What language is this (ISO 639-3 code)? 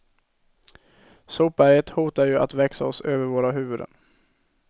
swe